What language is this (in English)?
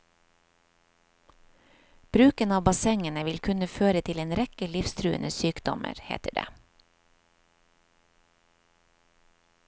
Norwegian